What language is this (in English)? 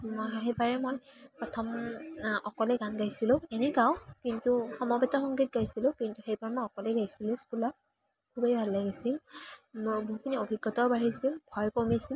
Assamese